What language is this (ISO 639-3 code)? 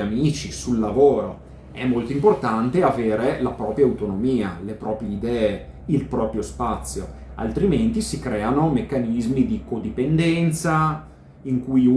ita